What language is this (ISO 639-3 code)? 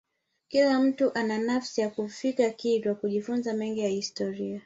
swa